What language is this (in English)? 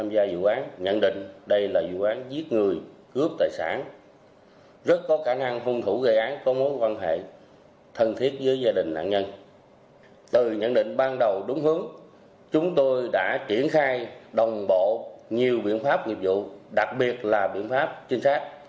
Vietnamese